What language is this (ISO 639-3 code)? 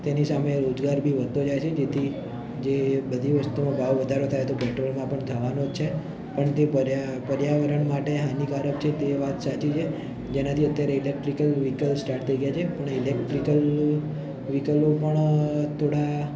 guj